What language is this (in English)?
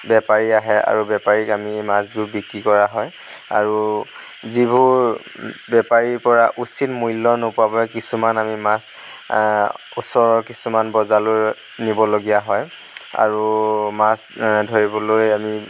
Assamese